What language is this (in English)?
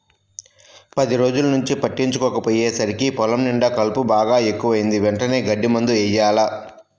Telugu